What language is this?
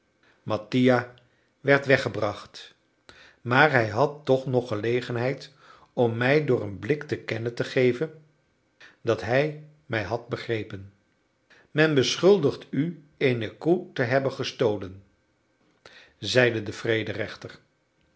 Dutch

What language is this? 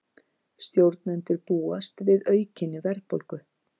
Icelandic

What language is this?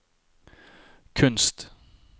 Norwegian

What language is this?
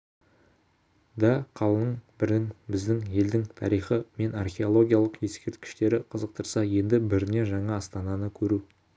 Kazakh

